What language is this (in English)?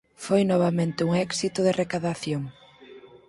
Galician